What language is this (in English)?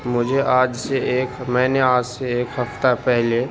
Urdu